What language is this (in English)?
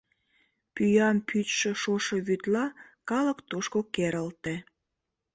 Mari